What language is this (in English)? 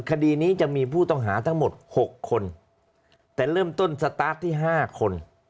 Thai